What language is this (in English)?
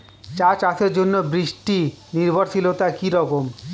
Bangla